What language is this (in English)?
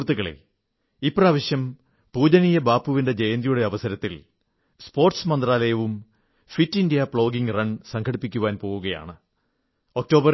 Malayalam